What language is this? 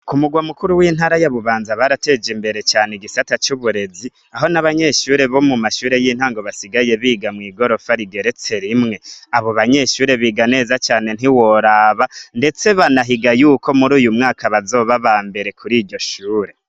Rundi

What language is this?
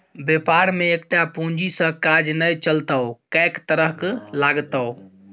Maithili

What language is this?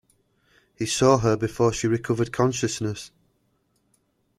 English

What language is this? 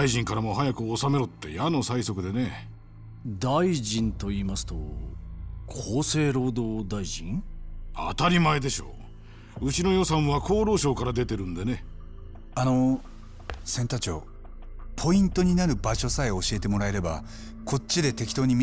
Japanese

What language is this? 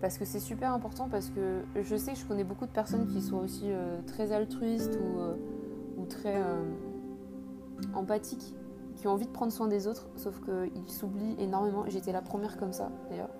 French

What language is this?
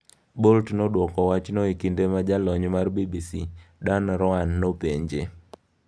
Luo (Kenya and Tanzania)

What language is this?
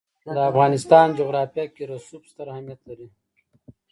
Pashto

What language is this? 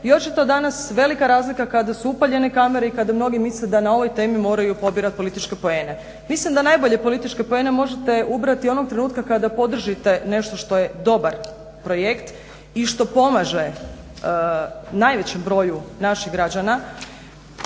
Croatian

